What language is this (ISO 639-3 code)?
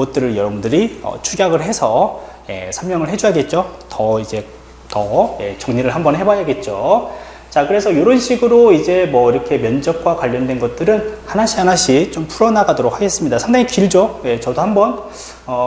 kor